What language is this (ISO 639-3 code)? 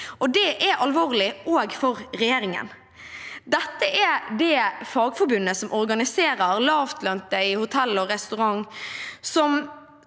nor